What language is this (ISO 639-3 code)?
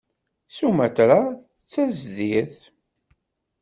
kab